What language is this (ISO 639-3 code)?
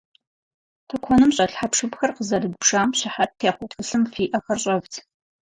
kbd